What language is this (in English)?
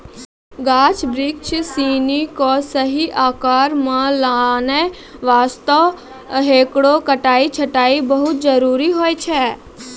Maithili